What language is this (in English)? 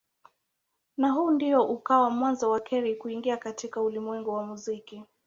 Swahili